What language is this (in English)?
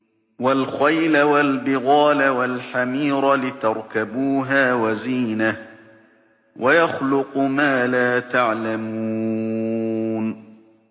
Arabic